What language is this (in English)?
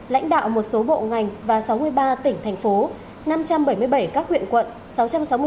Vietnamese